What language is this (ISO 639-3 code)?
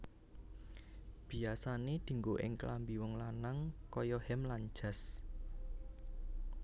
jav